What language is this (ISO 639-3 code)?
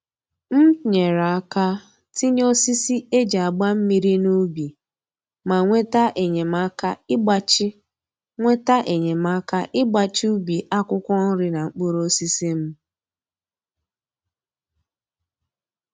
ibo